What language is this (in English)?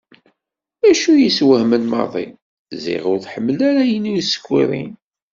Kabyle